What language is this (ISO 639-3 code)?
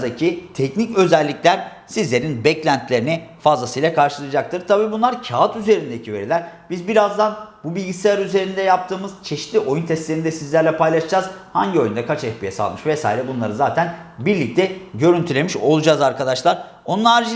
tur